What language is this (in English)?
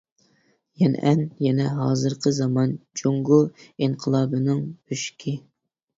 Uyghur